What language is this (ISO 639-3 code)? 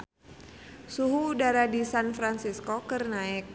sun